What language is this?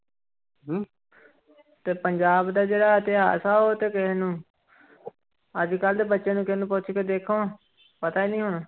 Punjabi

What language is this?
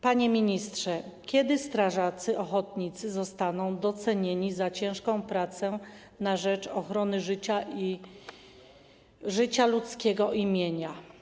Polish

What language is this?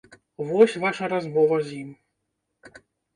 Belarusian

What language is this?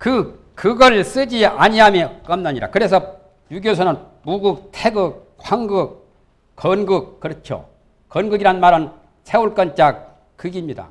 Korean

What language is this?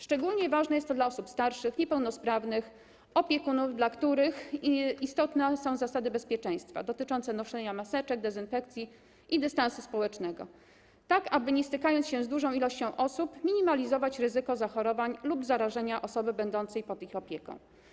Polish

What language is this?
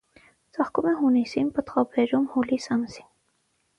Armenian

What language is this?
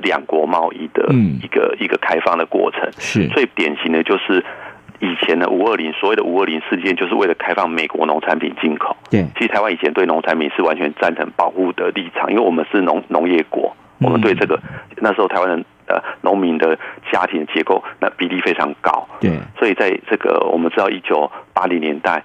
Chinese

